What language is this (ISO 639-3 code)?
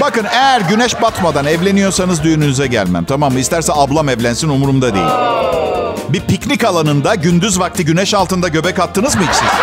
tur